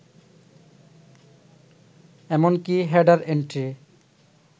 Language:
Bangla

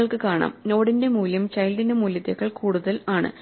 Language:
Malayalam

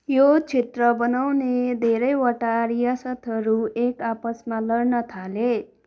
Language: Nepali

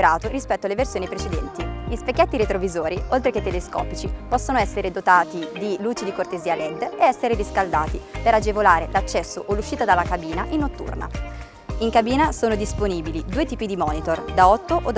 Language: Italian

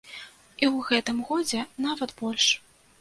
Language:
Belarusian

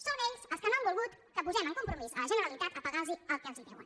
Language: Catalan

